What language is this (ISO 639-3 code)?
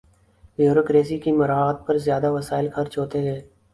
urd